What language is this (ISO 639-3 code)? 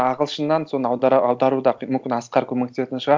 kaz